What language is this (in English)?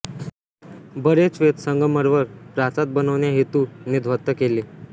Marathi